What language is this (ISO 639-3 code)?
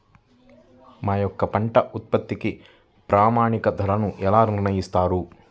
tel